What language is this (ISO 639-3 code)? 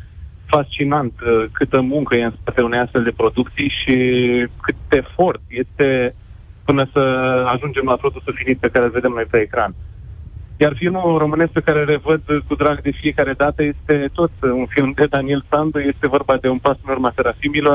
ron